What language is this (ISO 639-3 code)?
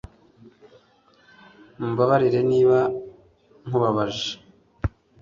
kin